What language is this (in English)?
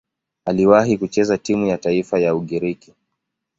Swahili